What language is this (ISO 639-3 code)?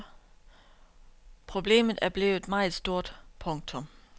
dan